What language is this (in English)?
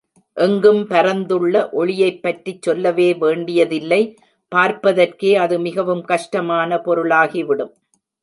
Tamil